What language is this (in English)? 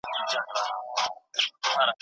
Pashto